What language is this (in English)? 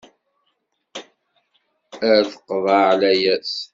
Kabyle